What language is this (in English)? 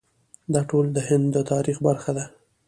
Pashto